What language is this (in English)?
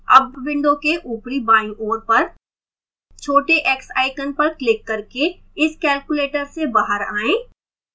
Hindi